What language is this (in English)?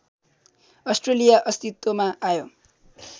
Nepali